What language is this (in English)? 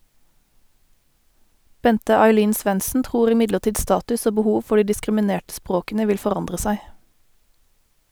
Norwegian